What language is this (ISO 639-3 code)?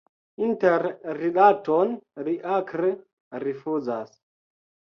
epo